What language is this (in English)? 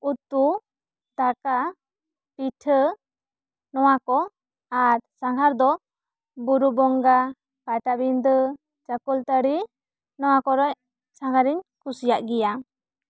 Santali